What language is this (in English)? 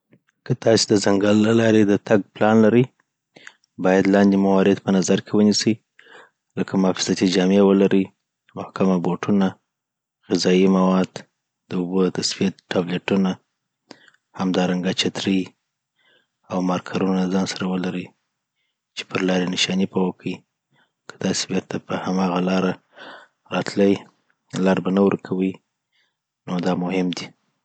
Southern Pashto